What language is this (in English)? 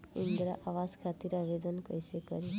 Bhojpuri